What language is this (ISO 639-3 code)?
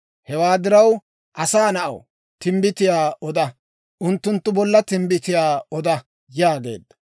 dwr